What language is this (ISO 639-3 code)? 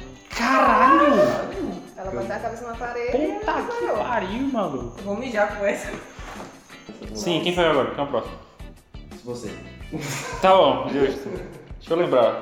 por